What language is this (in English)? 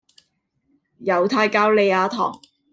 Cantonese